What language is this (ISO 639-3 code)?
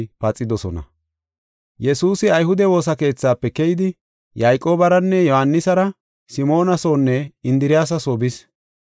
gof